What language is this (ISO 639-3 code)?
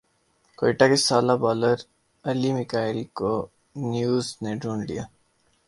urd